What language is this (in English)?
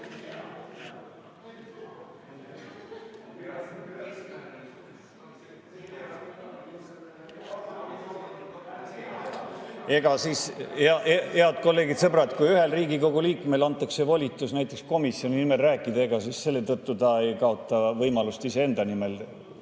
Estonian